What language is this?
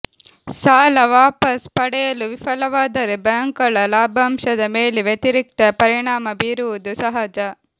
Kannada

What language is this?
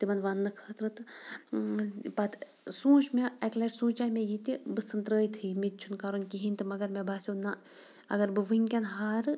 Kashmiri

